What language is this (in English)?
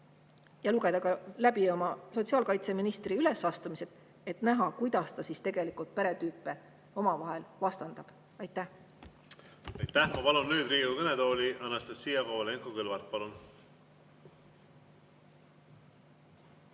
Estonian